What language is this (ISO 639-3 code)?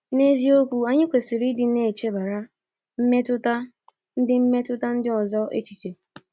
ibo